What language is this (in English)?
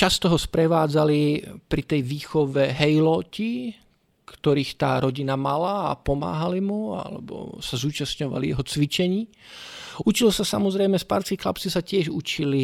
Czech